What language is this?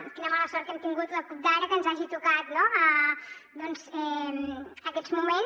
Catalan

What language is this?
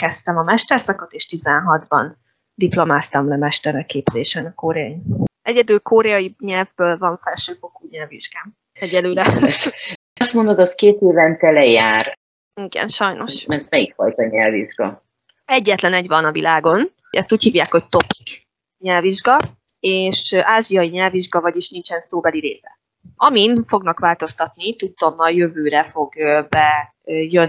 Hungarian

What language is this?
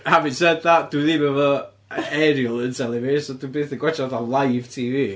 Welsh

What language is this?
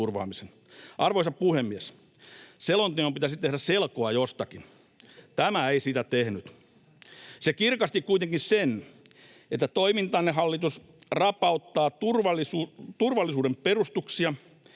Finnish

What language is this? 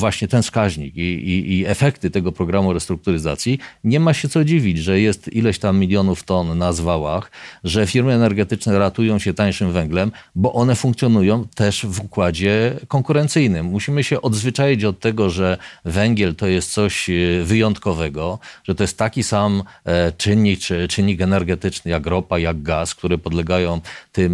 Polish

